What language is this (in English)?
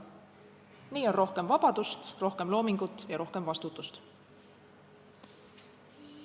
Estonian